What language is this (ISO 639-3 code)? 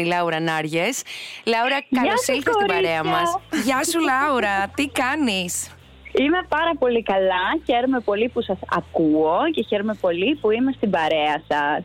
ell